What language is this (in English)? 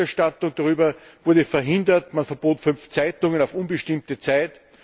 German